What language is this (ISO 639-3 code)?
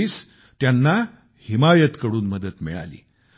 mar